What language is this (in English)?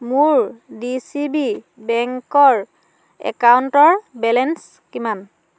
Assamese